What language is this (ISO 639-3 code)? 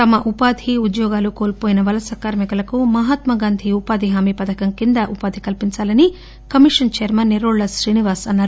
tel